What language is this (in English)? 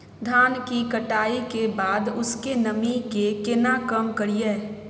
Maithili